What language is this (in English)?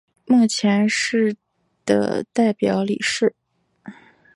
Chinese